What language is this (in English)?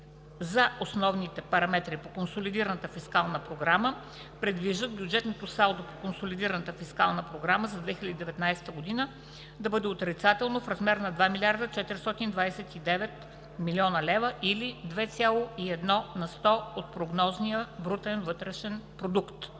Bulgarian